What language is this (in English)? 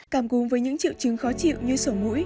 Vietnamese